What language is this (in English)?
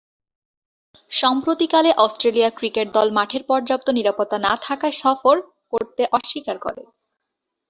Bangla